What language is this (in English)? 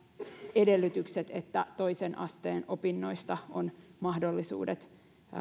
Finnish